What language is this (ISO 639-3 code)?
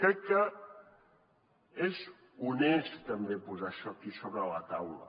cat